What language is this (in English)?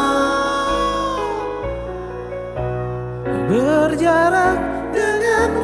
Indonesian